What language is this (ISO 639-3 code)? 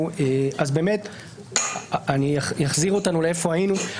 heb